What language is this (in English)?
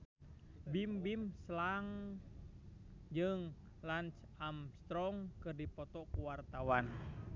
Sundanese